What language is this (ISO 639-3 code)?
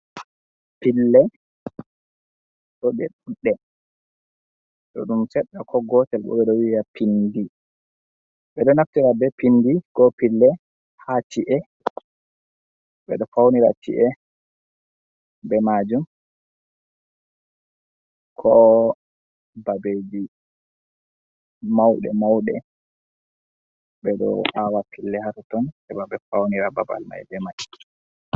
ful